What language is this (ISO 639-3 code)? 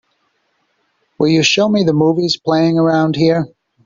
eng